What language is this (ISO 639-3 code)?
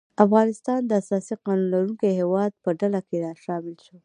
pus